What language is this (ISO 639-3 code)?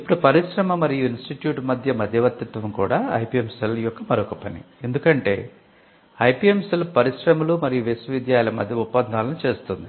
tel